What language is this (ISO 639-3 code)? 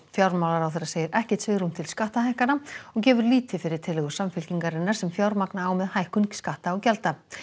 isl